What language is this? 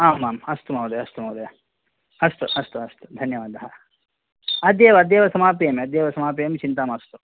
Sanskrit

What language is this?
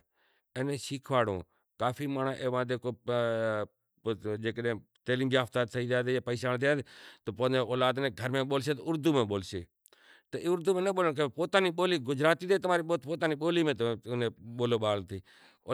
Kachi Koli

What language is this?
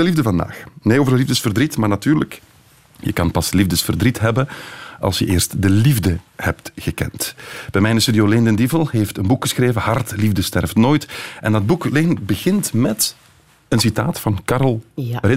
Dutch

